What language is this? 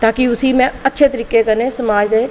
Dogri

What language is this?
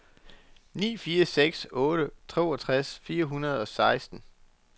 Danish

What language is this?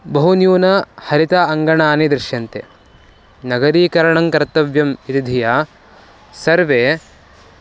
Sanskrit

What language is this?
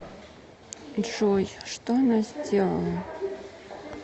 Russian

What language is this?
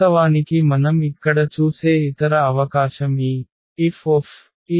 Telugu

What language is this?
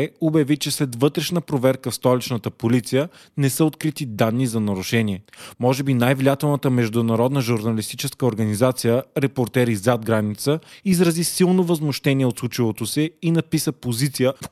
Bulgarian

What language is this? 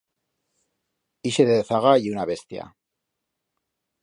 Aragonese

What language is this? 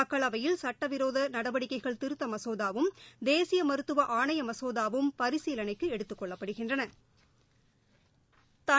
Tamil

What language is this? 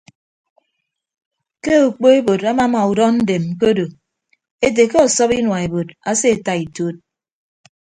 Ibibio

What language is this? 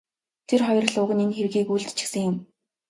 Mongolian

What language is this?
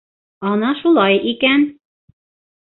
Bashkir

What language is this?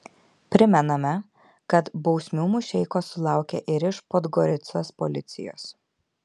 Lithuanian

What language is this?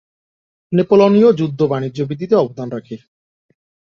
Bangla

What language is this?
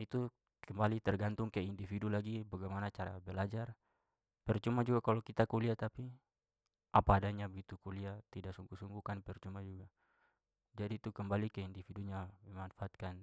Papuan Malay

